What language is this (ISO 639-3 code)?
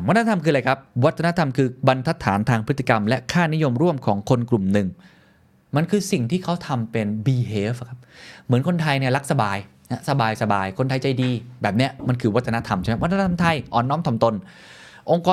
tha